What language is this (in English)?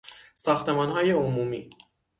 Persian